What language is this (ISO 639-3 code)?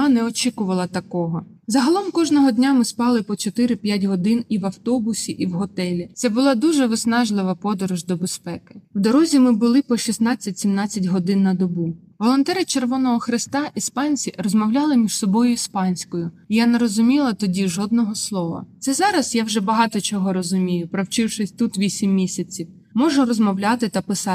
ukr